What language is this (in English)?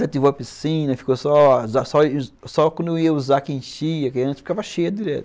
Portuguese